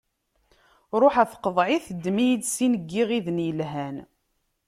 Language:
Kabyle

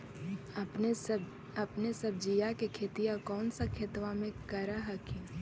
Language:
Magahi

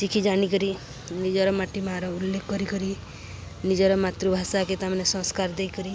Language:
Odia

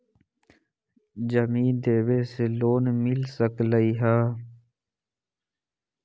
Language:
Magahi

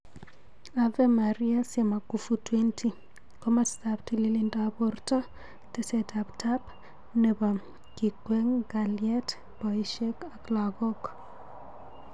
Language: Kalenjin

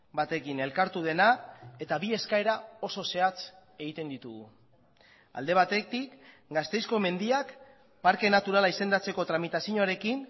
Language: Basque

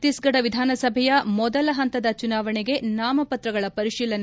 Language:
Kannada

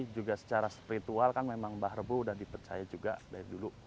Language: Indonesian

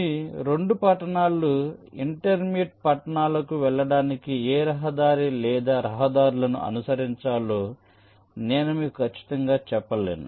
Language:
Telugu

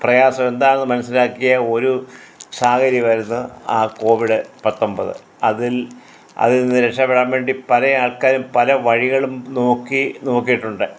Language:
Malayalam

